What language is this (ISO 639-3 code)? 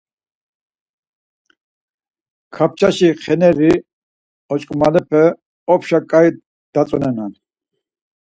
lzz